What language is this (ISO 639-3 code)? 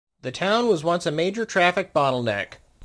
eng